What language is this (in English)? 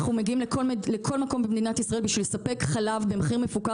Hebrew